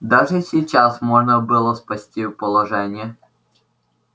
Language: Russian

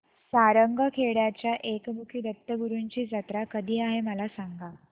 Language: Marathi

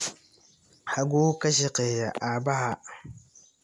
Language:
Somali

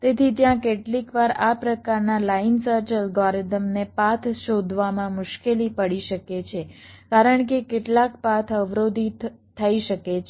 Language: Gujarati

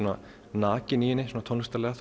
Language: Icelandic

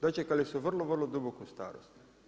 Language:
Croatian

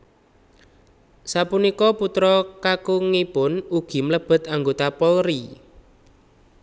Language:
Javanese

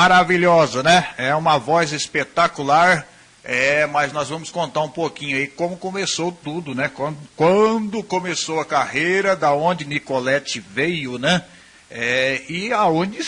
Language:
Portuguese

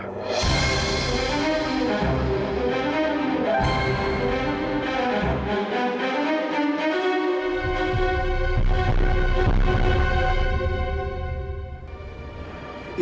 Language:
Indonesian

